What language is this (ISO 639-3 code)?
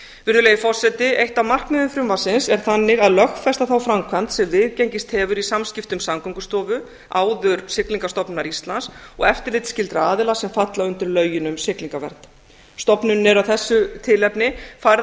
isl